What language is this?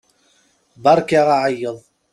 Kabyle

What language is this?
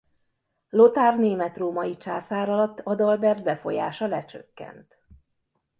Hungarian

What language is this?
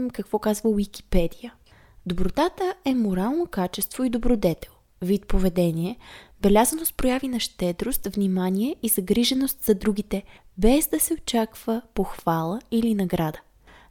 Bulgarian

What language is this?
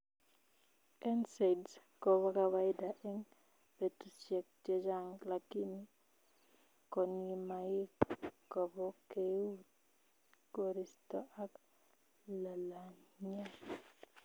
Kalenjin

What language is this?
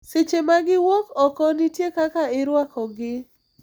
Luo (Kenya and Tanzania)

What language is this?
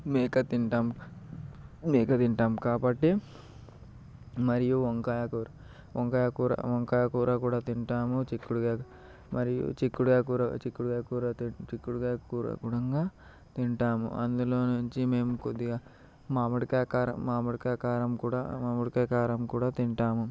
Telugu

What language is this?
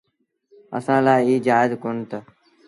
Sindhi Bhil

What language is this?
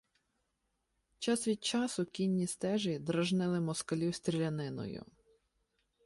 Ukrainian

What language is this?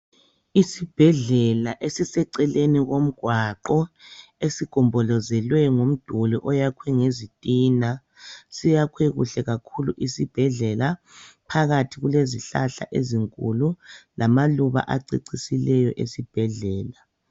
North Ndebele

